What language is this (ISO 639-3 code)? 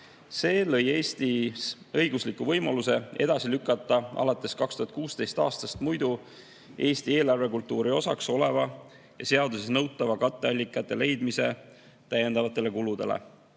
est